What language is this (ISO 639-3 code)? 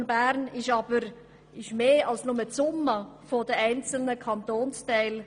gsw